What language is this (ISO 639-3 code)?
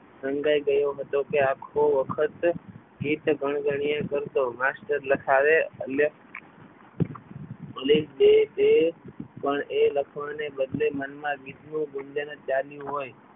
guj